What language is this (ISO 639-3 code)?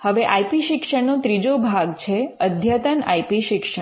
guj